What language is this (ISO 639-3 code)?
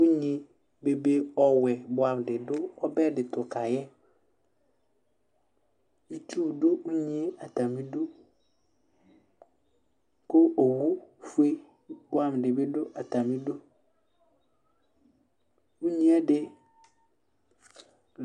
kpo